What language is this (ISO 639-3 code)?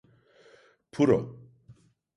tur